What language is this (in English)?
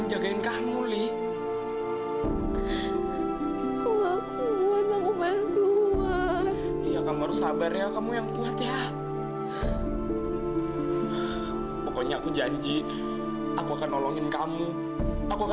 Indonesian